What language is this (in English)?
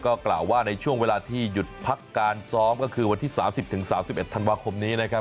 Thai